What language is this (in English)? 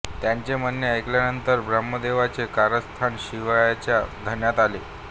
Marathi